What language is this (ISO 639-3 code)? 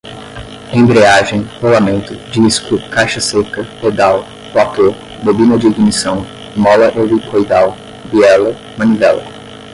por